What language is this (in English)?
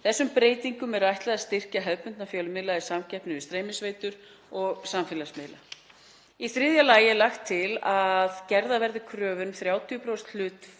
Icelandic